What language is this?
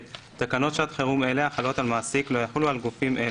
Hebrew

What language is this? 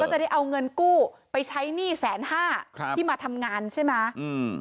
Thai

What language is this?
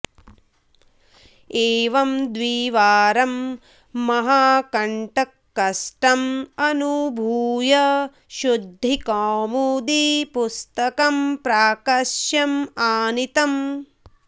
Sanskrit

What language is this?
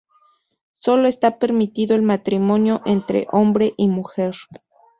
Spanish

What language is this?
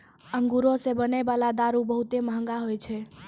Maithili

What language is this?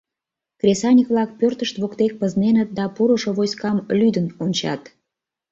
Mari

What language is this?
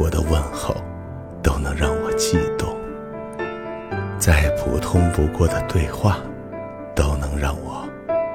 Chinese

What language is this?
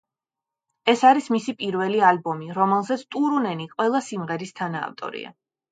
Georgian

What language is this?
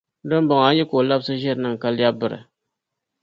Dagbani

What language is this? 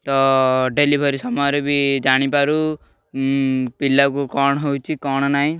Odia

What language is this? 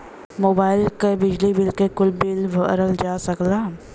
Bhojpuri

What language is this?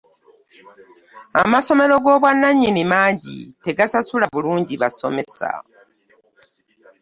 Ganda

